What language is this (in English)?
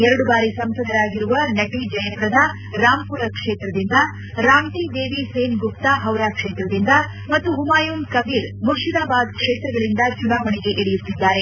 Kannada